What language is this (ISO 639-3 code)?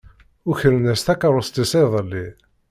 kab